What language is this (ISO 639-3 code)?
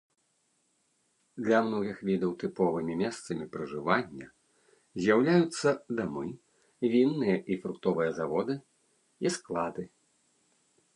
bel